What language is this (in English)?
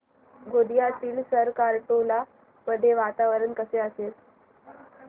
Marathi